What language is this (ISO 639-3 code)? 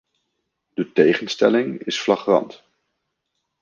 nld